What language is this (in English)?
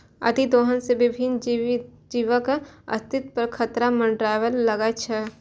Maithili